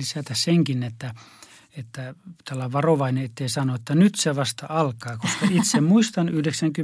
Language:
Finnish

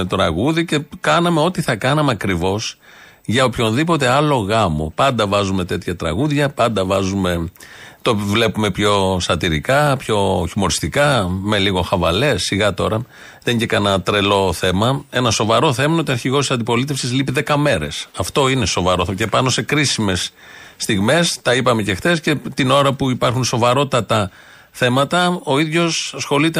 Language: Greek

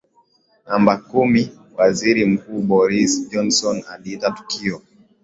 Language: Swahili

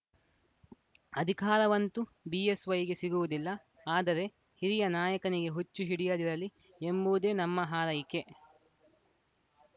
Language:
Kannada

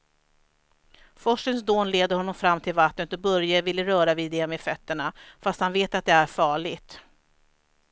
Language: Swedish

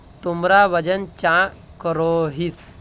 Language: Magahi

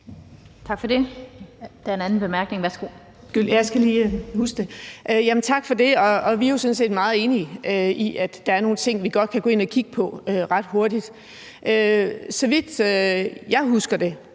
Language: Danish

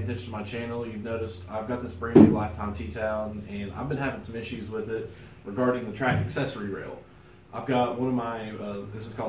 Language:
English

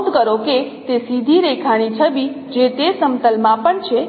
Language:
Gujarati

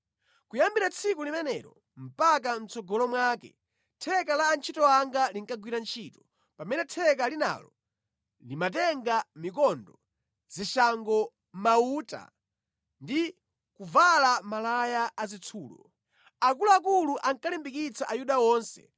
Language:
Nyanja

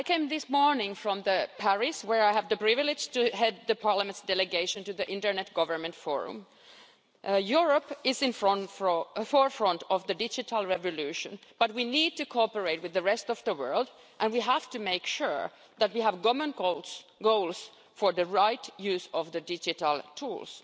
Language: English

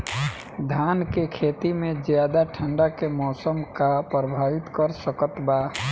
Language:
Bhojpuri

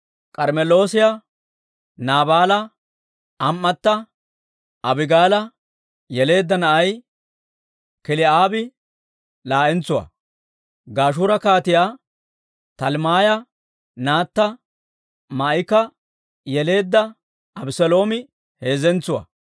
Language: Dawro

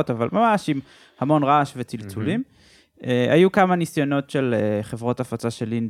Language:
Hebrew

